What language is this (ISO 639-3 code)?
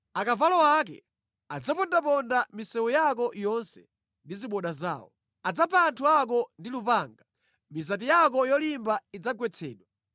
nya